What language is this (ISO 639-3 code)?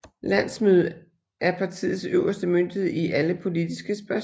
dan